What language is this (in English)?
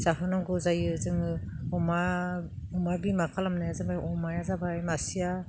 Bodo